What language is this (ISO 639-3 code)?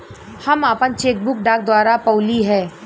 bho